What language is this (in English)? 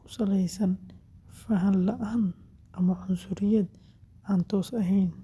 Somali